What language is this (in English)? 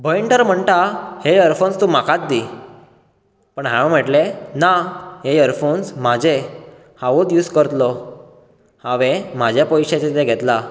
Konkani